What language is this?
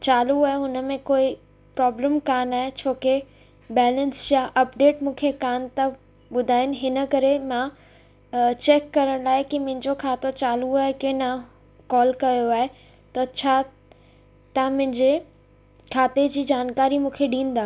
Sindhi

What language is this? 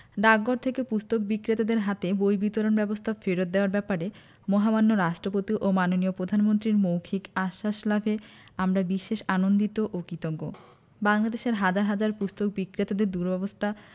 Bangla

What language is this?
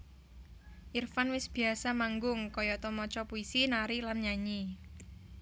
Javanese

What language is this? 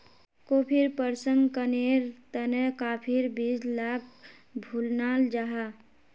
Magahi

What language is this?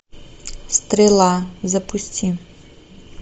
Russian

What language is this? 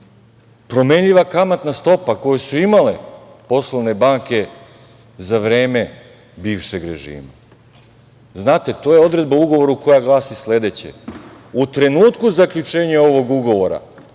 Serbian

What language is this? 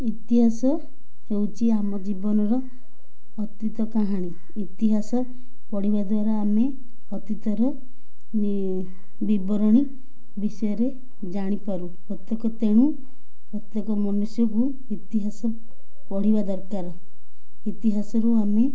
Odia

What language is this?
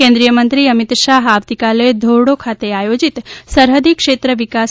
Gujarati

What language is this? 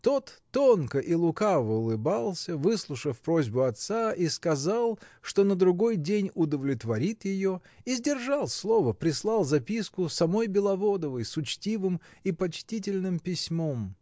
Russian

